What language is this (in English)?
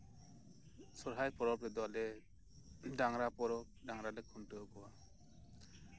Santali